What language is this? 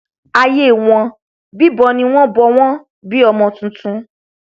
Yoruba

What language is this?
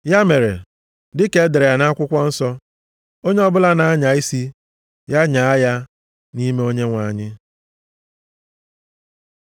Igbo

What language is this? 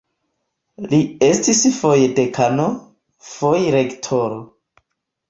Esperanto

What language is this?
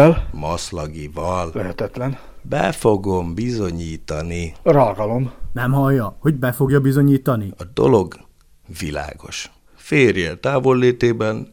Hungarian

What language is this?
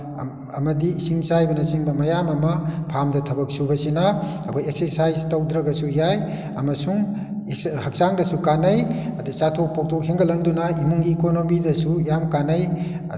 Manipuri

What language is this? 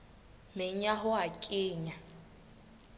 Southern Sotho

